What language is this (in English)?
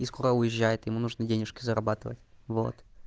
Russian